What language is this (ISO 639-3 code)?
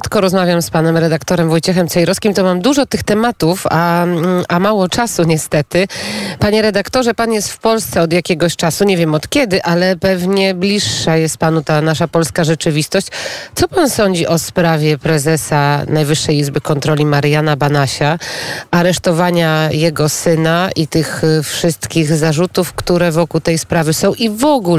pol